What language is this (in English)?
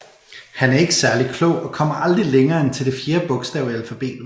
Danish